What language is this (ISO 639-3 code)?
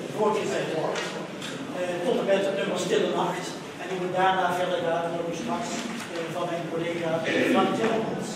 nld